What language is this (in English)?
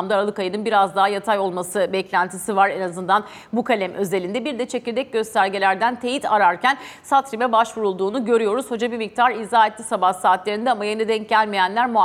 Turkish